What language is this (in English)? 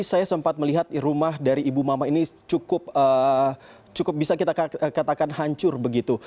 Indonesian